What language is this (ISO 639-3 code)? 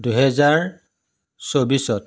asm